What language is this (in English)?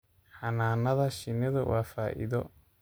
Somali